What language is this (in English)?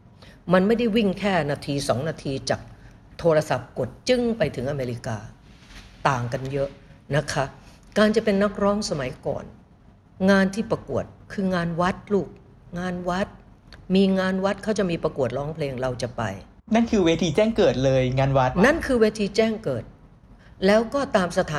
Thai